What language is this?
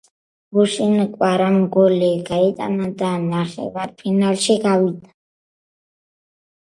Georgian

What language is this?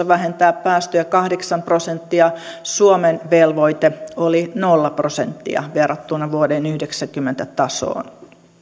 Finnish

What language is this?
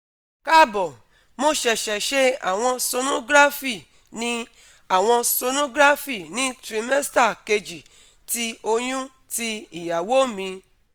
Yoruba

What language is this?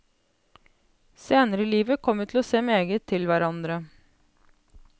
Norwegian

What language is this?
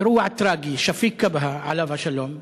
Hebrew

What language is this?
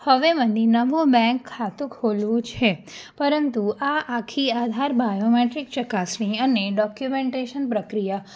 Gujarati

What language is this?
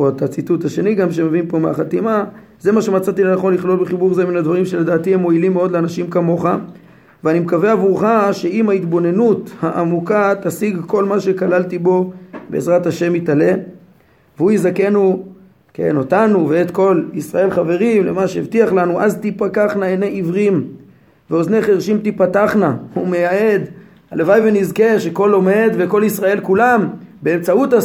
Hebrew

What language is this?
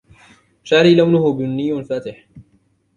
Arabic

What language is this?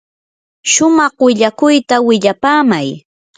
Yanahuanca Pasco Quechua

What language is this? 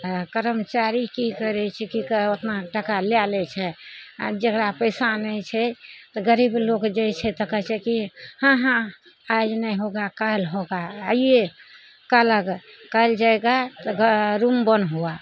Maithili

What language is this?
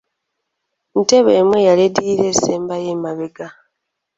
Ganda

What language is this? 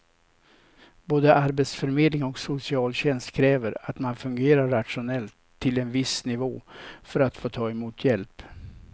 Swedish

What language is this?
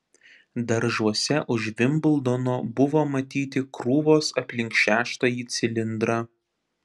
Lithuanian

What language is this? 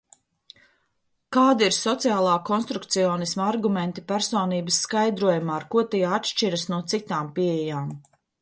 Latvian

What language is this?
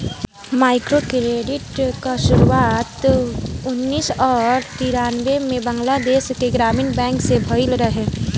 Bhojpuri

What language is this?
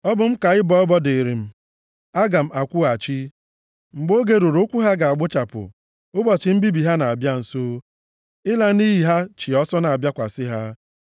Igbo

